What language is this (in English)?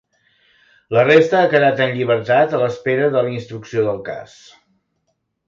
Catalan